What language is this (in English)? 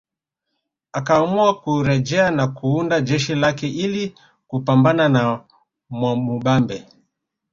Swahili